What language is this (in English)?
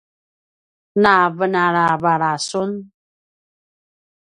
Paiwan